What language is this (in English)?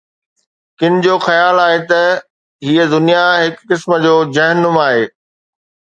Sindhi